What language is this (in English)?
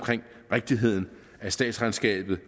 Danish